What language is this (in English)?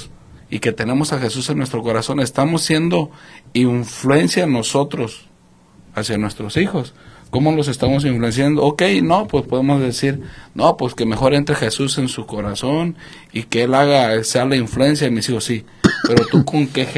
Spanish